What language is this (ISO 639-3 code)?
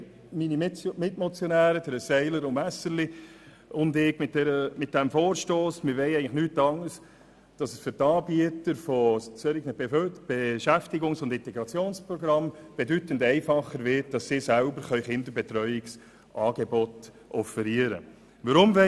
gsw